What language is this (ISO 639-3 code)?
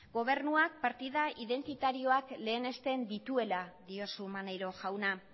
eus